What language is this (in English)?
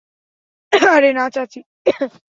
Bangla